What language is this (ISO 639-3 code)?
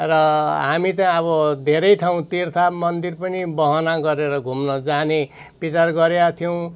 nep